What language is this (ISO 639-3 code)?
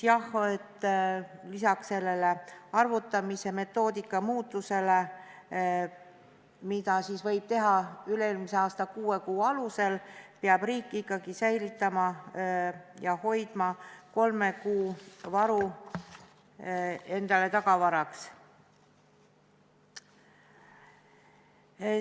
est